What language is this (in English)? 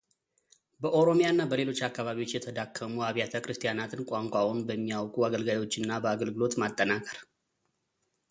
Amharic